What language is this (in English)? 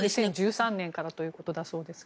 Japanese